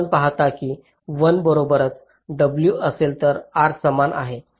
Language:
Marathi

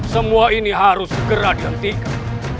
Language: Indonesian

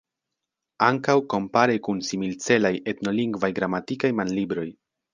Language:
Esperanto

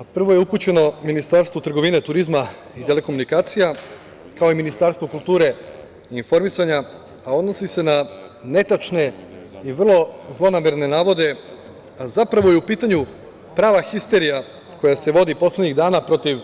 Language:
Serbian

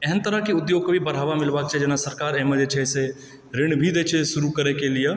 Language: Maithili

